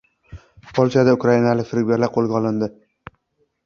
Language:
Uzbek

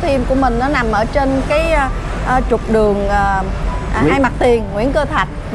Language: Vietnamese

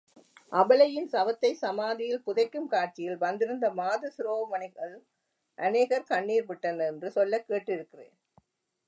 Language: Tamil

